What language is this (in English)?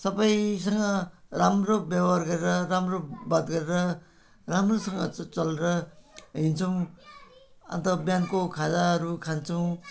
Nepali